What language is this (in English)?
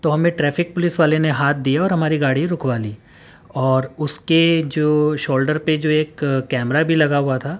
Urdu